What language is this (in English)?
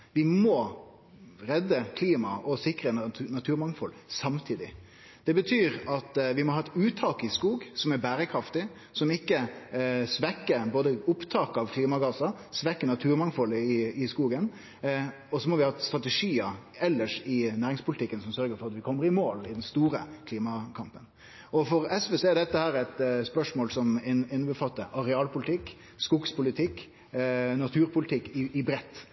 Norwegian Nynorsk